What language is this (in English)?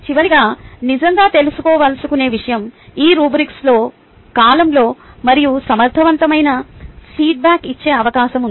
Telugu